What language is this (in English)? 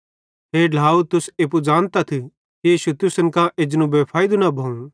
Bhadrawahi